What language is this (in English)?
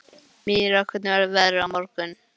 Icelandic